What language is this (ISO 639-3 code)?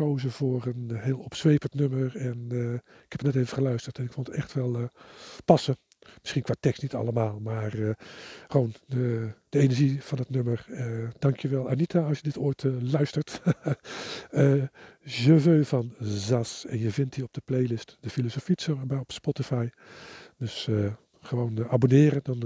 nld